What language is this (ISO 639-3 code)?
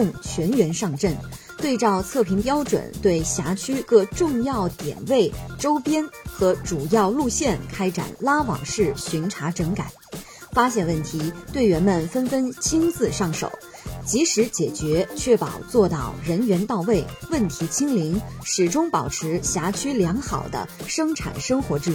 zho